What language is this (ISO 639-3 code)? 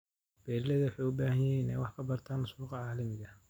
som